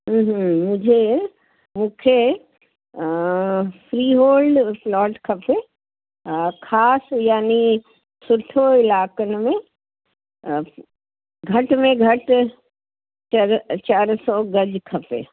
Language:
Sindhi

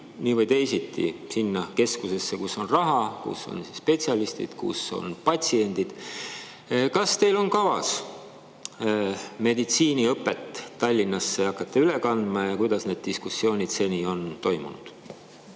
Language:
Estonian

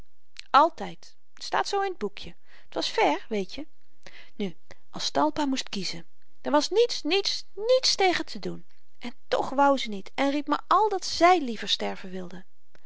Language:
Dutch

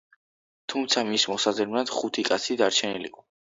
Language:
Georgian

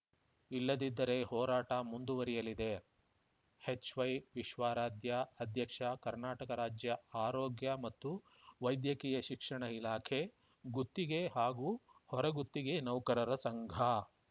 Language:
Kannada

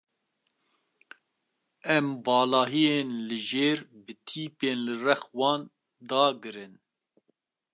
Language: Kurdish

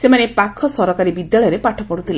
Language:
Odia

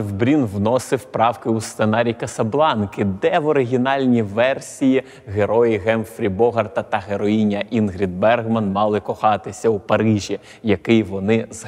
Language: Ukrainian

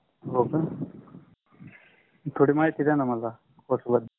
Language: Marathi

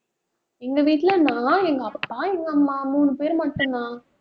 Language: Tamil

